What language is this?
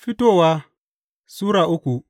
Hausa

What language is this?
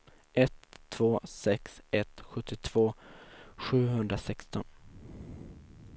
Swedish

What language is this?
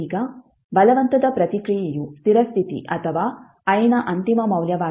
Kannada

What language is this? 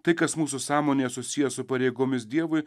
Lithuanian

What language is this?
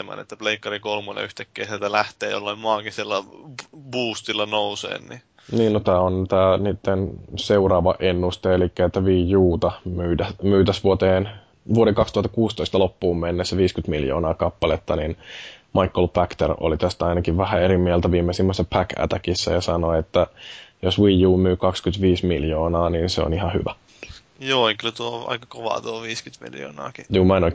Finnish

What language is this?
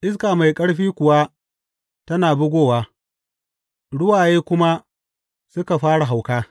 Hausa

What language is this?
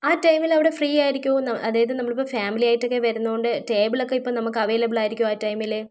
Malayalam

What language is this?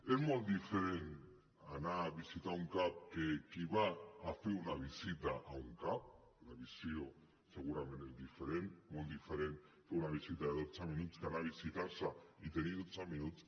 Catalan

